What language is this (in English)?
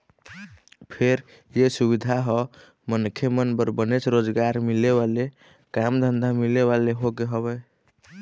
Chhattisgarhi